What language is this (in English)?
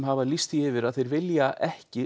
Icelandic